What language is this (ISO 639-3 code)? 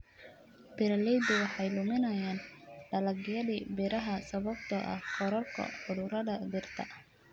som